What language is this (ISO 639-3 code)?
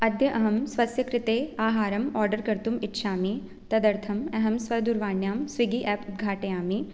san